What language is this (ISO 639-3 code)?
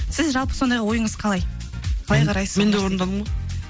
kaz